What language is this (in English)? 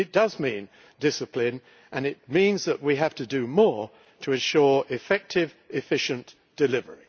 English